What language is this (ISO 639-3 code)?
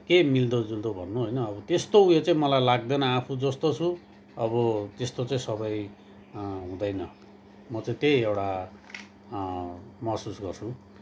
nep